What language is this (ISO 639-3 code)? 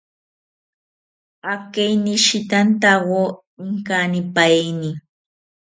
cpy